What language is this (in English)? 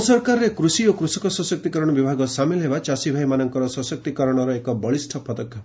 Odia